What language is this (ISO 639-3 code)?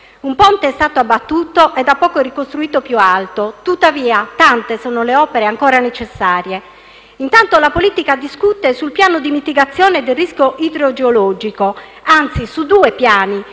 ita